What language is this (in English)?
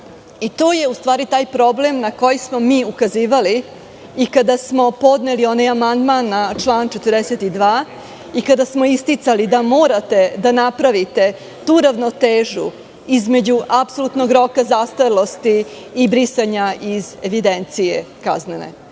Serbian